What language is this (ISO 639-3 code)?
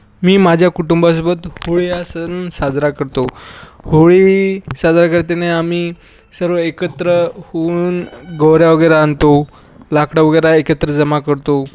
mar